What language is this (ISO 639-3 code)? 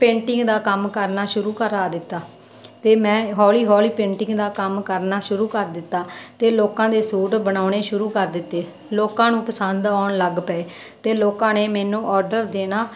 pan